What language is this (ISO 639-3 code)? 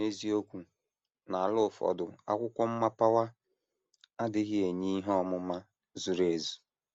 ibo